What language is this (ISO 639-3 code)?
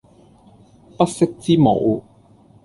yue